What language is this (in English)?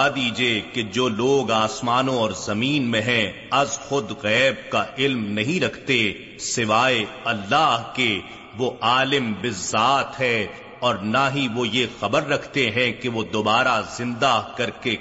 Urdu